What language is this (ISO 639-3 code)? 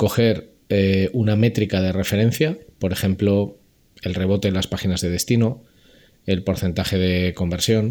spa